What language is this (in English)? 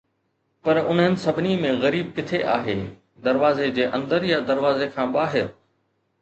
Sindhi